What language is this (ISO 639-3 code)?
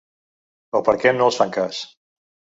cat